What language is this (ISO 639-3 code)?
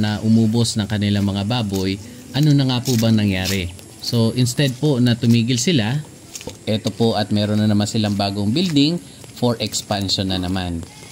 fil